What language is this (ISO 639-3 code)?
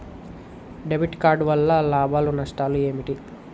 tel